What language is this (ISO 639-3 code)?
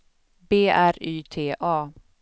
swe